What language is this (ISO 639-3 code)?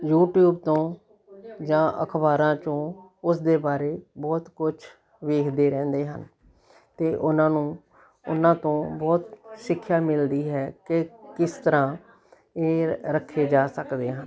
pan